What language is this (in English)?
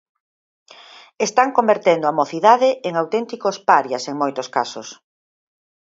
Galician